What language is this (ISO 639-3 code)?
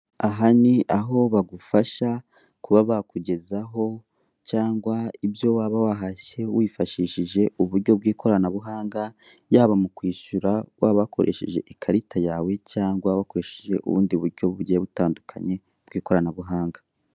kin